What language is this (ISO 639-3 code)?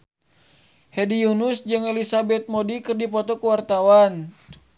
sun